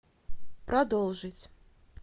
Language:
Russian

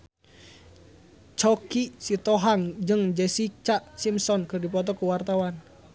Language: Sundanese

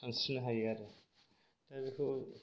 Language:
Bodo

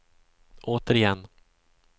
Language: Swedish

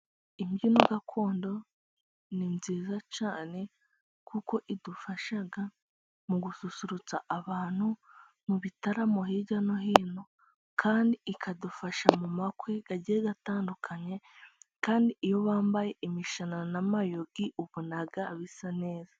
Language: Kinyarwanda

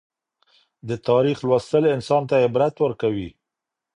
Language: Pashto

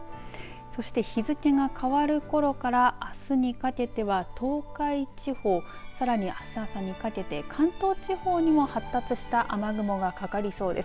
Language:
Japanese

